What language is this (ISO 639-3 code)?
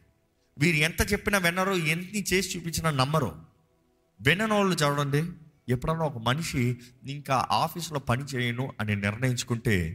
tel